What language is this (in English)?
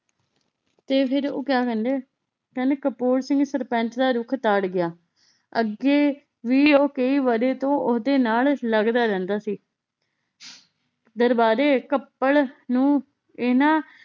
Punjabi